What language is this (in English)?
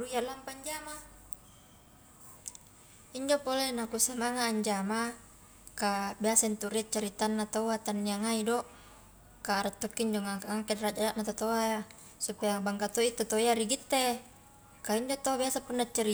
Highland Konjo